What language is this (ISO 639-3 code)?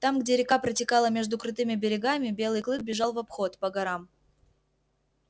rus